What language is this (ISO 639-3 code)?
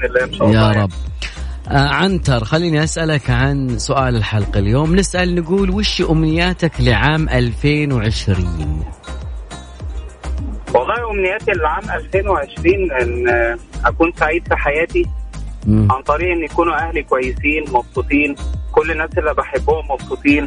ara